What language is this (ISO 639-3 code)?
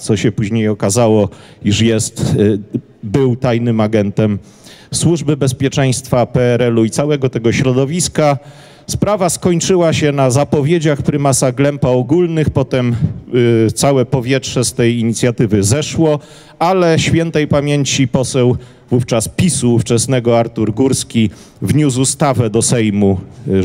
pol